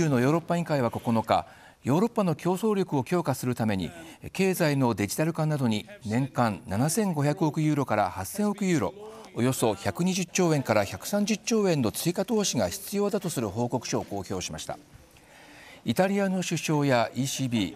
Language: Japanese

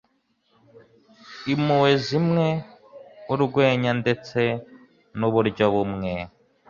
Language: Kinyarwanda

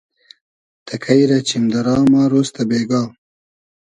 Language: Hazaragi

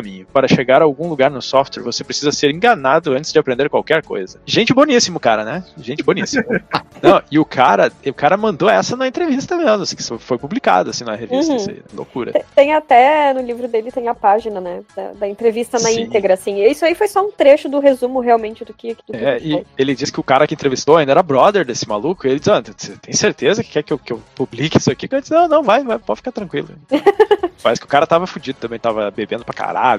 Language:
Portuguese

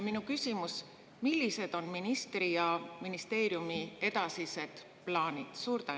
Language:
Estonian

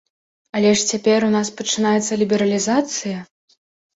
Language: Belarusian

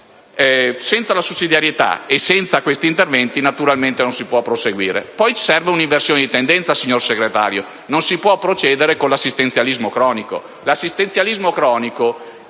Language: Italian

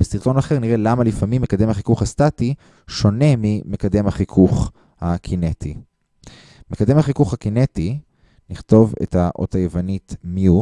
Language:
Hebrew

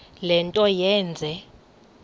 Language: Xhosa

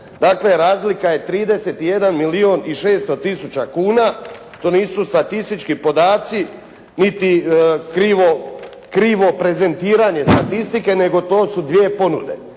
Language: Croatian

